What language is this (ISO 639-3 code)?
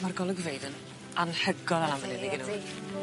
cym